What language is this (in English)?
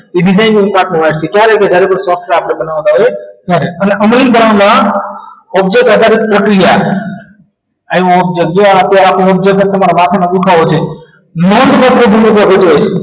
Gujarati